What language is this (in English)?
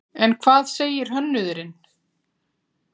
Icelandic